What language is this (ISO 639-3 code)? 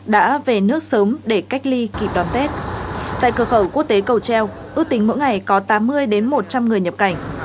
vie